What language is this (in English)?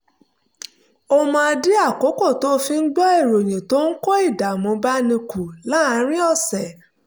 Yoruba